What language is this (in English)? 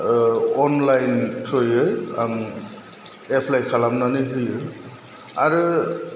Bodo